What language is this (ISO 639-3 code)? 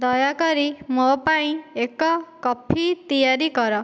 ori